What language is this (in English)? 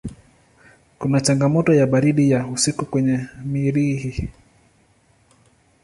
Swahili